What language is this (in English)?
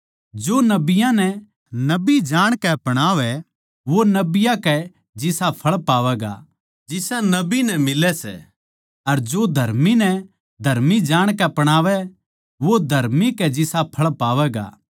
Haryanvi